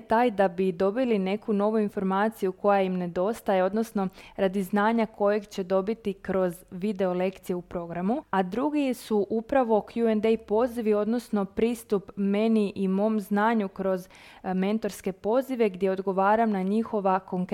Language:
Croatian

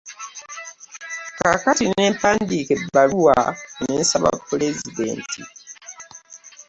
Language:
Ganda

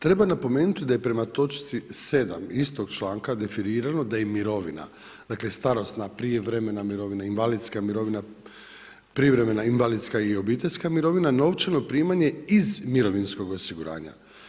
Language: Croatian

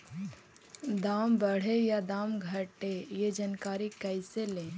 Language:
Magahi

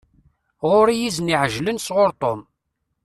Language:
Kabyle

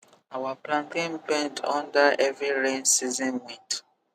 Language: Nigerian Pidgin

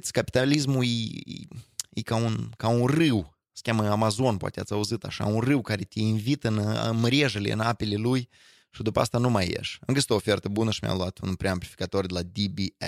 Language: Romanian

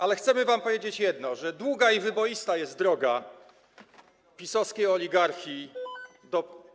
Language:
Polish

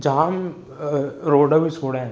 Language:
Sindhi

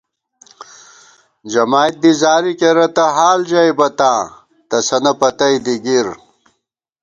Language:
Gawar-Bati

